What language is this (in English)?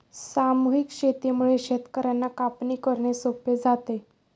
Marathi